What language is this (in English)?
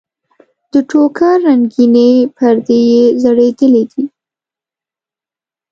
Pashto